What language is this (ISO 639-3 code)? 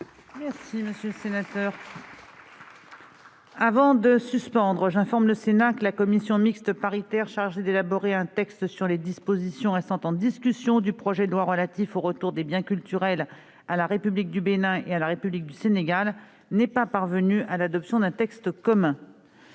fra